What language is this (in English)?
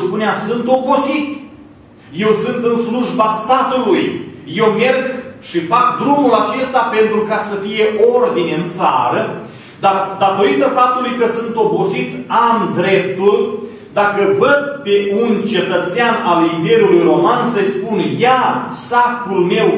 Romanian